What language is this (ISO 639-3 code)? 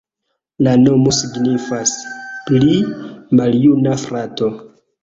epo